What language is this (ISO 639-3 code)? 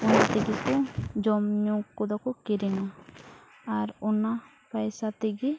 sat